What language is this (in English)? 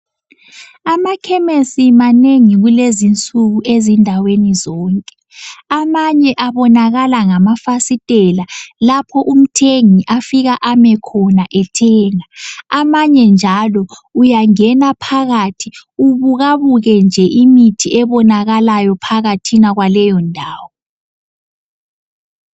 North Ndebele